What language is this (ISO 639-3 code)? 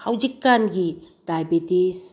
mni